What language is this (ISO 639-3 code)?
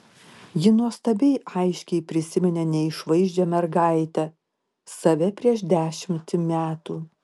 lit